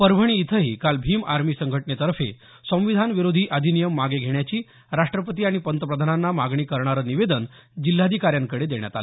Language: Marathi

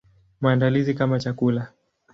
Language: Swahili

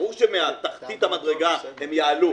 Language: Hebrew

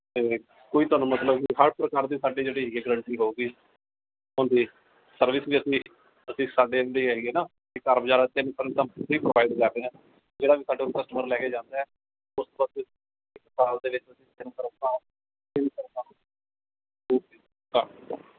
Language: Punjabi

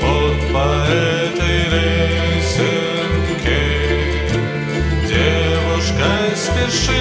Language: Latvian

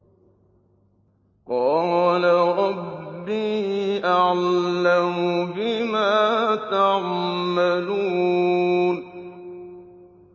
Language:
Arabic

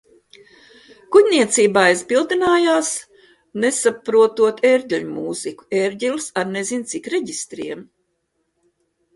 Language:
Latvian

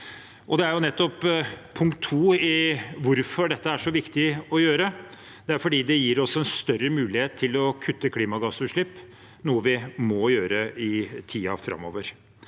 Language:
Norwegian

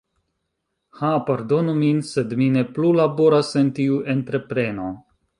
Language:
Esperanto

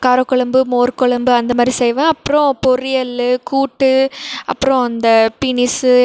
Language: Tamil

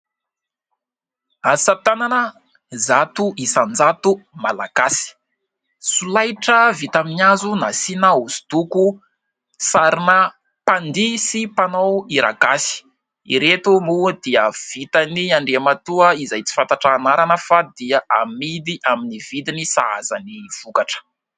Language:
Malagasy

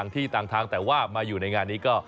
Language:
Thai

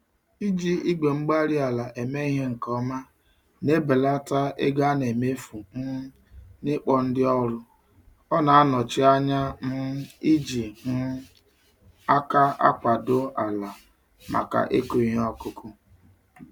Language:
Igbo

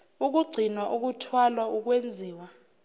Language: Zulu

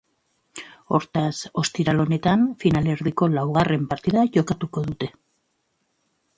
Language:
Basque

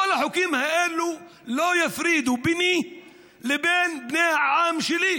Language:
Hebrew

